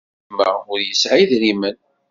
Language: Kabyle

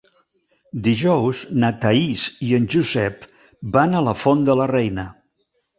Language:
Catalan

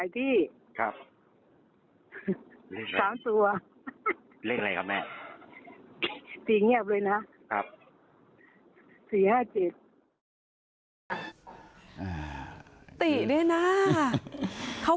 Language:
Thai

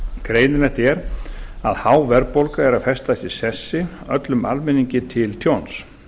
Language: Icelandic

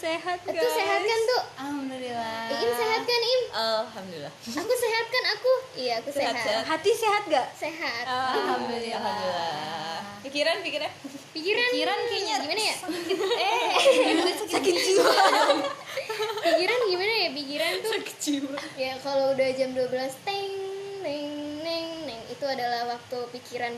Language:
Indonesian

